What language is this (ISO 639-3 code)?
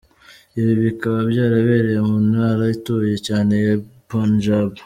kin